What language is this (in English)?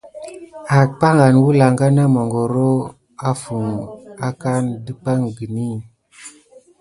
Gidar